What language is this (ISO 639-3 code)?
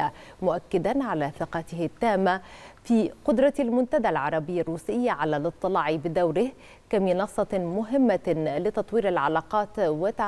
ara